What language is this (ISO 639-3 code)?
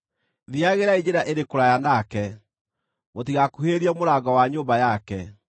kik